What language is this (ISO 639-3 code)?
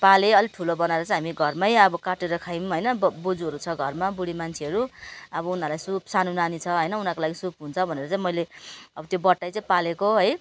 nep